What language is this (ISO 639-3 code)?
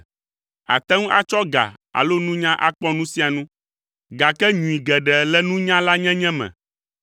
ewe